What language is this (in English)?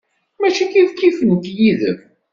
Kabyle